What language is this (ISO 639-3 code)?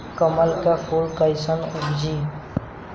bho